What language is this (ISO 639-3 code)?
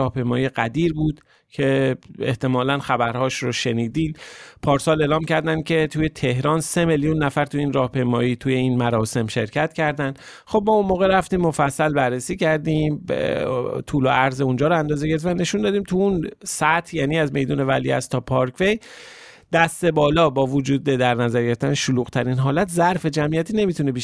fas